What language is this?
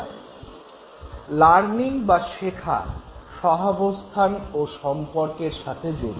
Bangla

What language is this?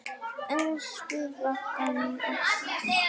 Icelandic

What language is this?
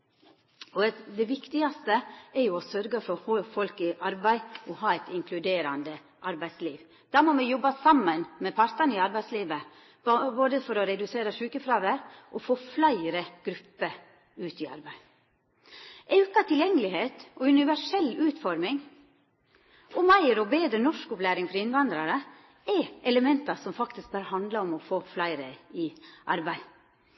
Norwegian Nynorsk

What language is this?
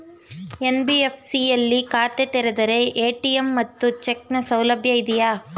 Kannada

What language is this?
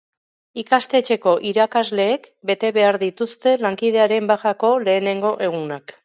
Basque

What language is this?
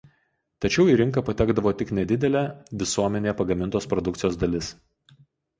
Lithuanian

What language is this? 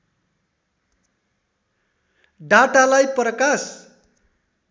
Nepali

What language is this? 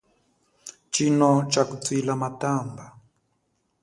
Chokwe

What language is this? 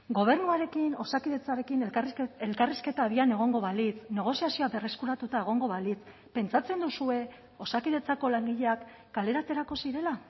Basque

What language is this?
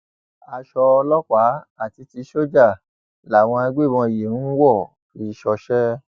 Yoruba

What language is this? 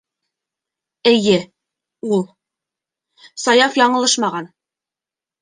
Bashkir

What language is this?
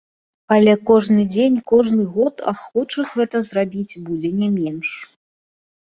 Belarusian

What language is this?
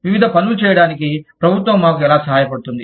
Telugu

